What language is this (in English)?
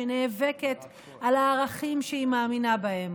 Hebrew